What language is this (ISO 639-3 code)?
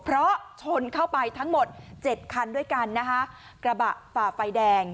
tha